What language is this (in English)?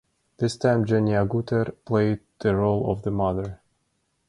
English